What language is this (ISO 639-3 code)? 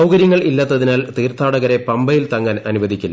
mal